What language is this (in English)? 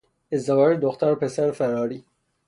Persian